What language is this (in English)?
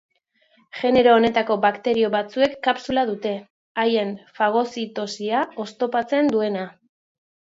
Basque